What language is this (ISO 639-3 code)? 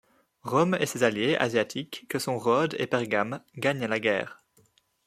fra